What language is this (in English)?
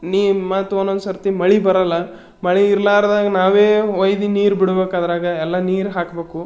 Kannada